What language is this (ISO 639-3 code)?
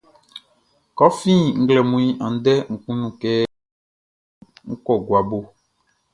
bci